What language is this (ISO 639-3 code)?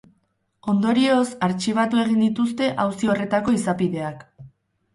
eus